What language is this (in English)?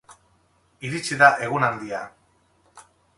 Basque